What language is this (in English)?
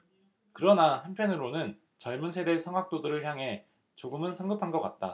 Korean